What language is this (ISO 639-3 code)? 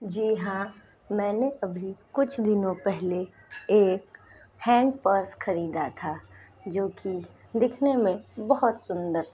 hin